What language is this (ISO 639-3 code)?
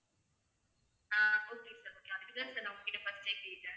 tam